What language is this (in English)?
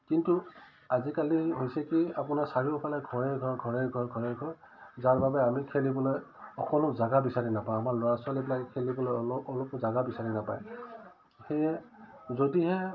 Assamese